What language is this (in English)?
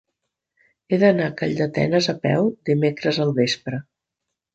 Catalan